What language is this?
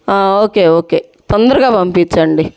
Telugu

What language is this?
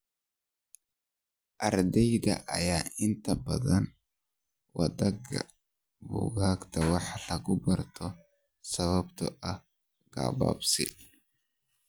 Somali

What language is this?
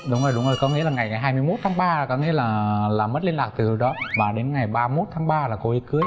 Vietnamese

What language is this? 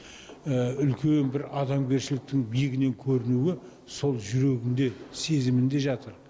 Kazakh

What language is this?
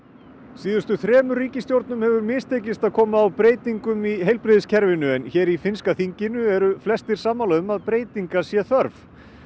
Icelandic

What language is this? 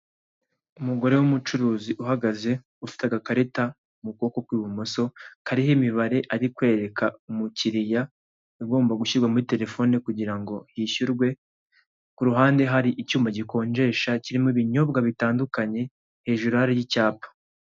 Kinyarwanda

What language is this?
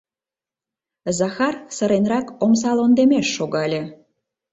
Mari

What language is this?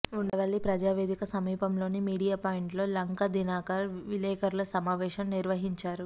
Telugu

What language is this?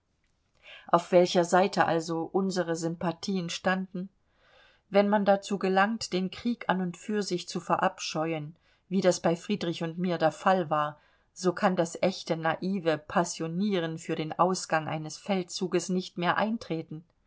German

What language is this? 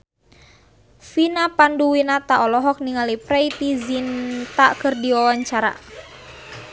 Sundanese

